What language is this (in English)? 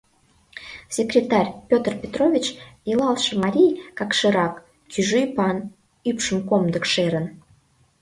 Mari